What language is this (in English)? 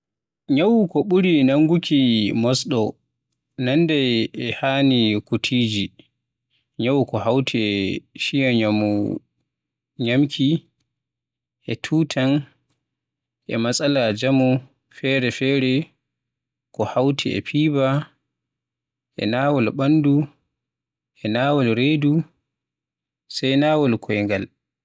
Western Niger Fulfulde